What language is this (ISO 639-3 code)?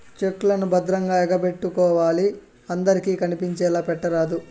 tel